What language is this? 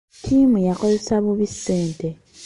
Ganda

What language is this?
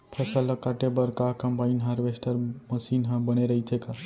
Chhattisgarhi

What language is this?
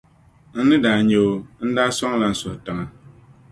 Dagbani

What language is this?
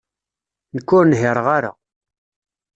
Kabyle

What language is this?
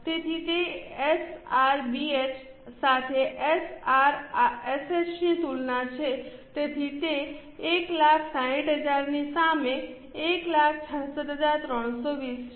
Gujarati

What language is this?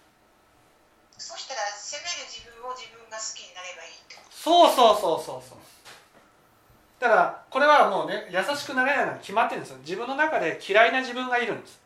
Japanese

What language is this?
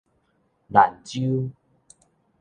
Min Nan Chinese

